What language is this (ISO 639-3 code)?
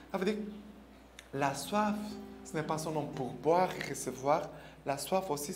fra